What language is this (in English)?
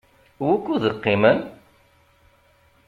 Kabyle